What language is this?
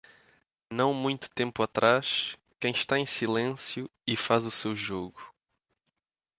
Portuguese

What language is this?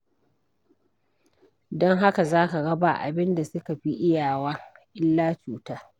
Hausa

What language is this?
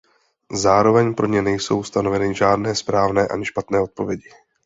Czech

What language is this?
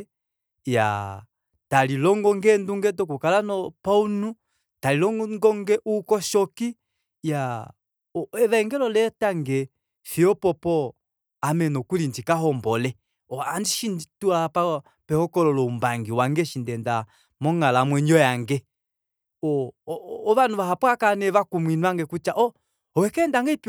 Kuanyama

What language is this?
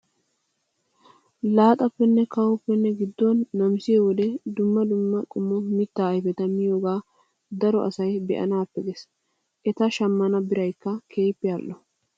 Wolaytta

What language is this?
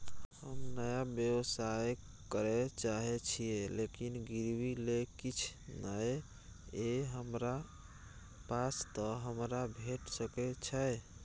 Maithili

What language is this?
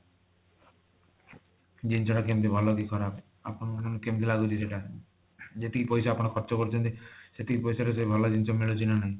Odia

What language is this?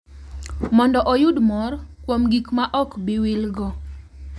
Luo (Kenya and Tanzania)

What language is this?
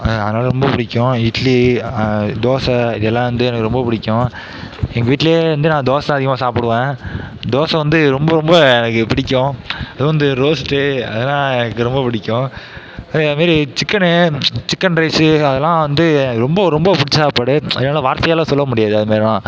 Tamil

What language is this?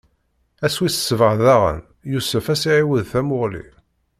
Kabyle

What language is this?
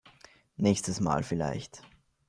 German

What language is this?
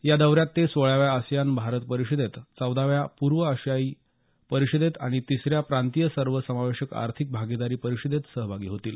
Marathi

